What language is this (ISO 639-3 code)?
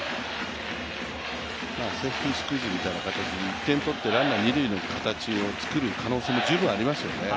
jpn